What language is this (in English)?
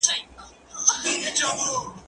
Pashto